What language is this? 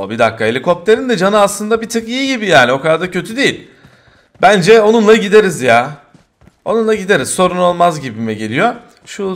Turkish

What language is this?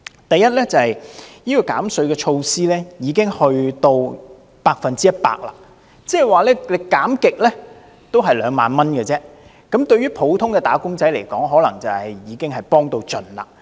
Cantonese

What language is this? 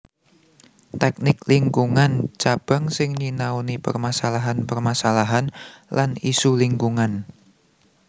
Javanese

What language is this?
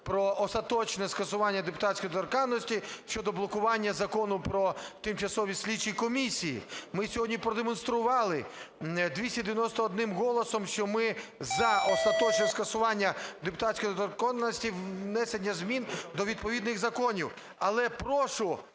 Ukrainian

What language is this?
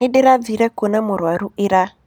Kikuyu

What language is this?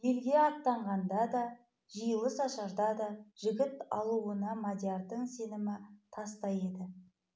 Kazakh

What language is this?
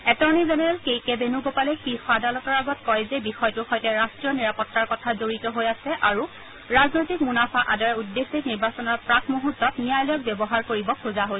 Assamese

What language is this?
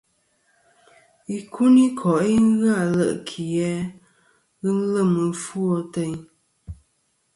Kom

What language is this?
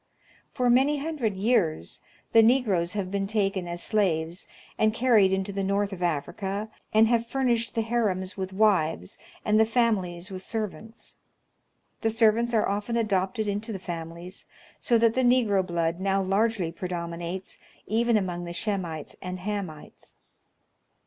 English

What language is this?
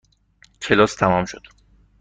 Persian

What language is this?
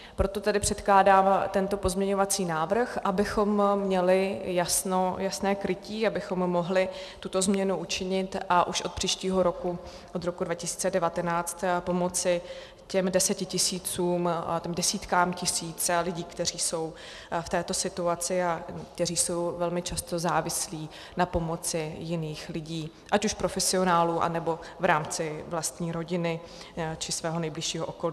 Czech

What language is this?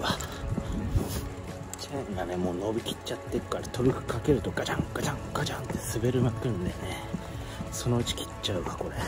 Japanese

